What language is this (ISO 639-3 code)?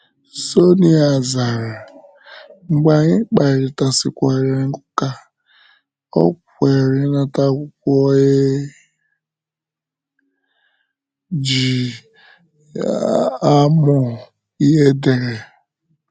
ibo